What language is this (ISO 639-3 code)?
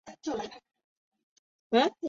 zho